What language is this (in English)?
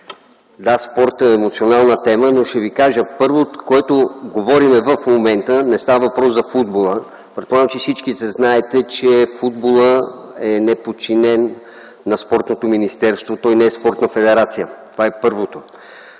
Bulgarian